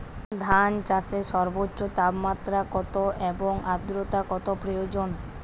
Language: Bangla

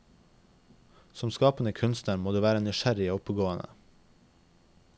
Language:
Norwegian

